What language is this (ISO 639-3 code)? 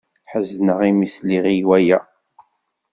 kab